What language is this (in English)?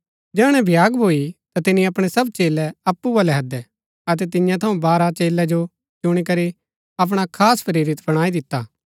Gaddi